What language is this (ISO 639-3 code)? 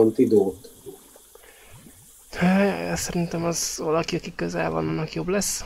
hun